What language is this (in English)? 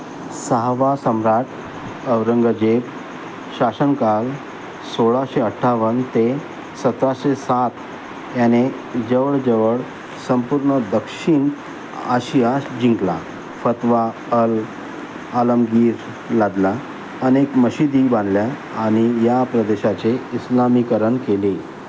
Marathi